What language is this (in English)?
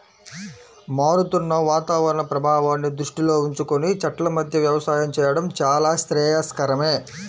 Telugu